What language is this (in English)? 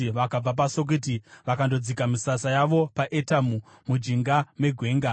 Shona